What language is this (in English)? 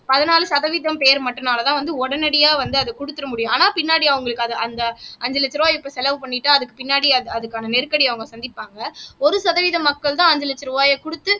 Tamil